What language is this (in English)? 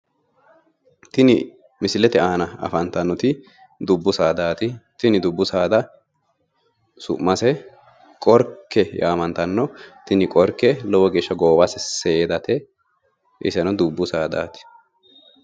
Sidamo